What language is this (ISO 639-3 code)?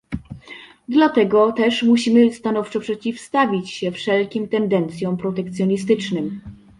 pol